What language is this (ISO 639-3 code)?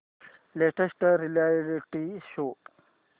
mar